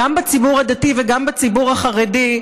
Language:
Hebrew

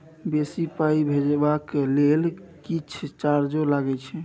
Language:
Maithili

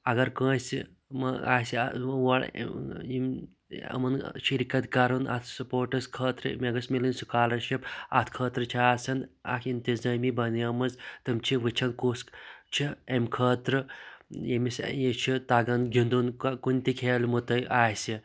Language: Kashmiri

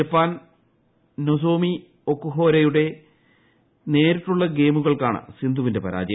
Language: Malayalam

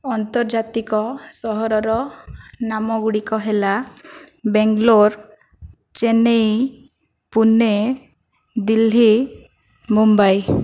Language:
Odia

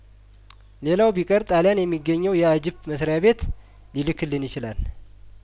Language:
Amharic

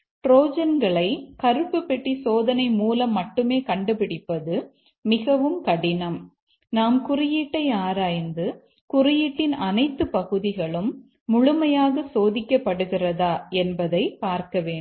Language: Tamil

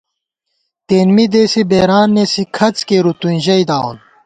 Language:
Gawar-Bati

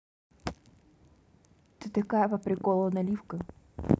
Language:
Russian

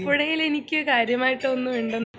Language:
Malayalam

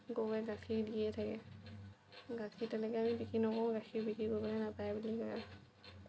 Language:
Assamese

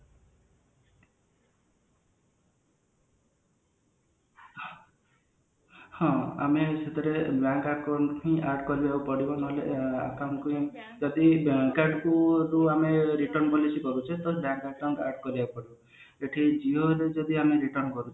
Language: Odia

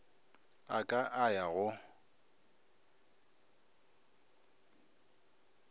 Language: Northern Sotho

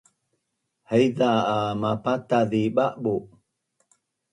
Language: Bunun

